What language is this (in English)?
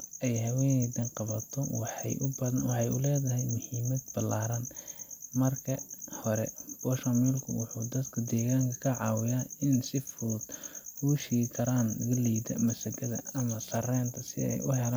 Somali